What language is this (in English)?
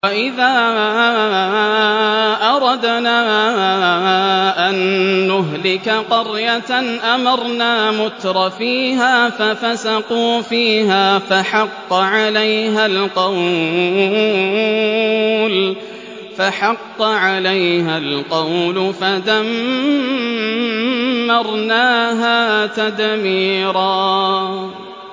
Arabic